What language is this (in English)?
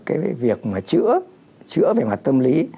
Vietnamese